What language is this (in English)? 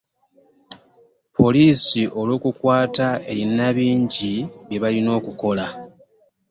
Ganda